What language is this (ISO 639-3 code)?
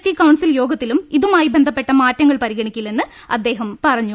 mal